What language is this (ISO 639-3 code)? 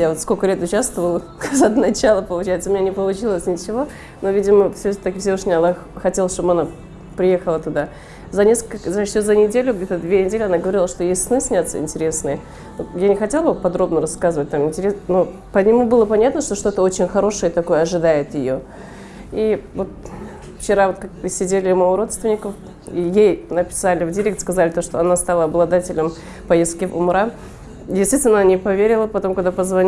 rus